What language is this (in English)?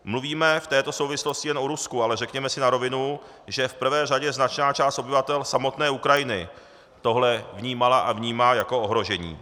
Czech